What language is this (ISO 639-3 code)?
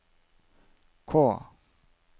nor